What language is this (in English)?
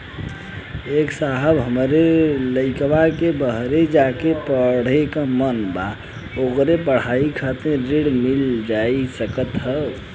Bhojpuri